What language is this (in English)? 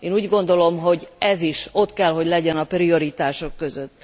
Hungarian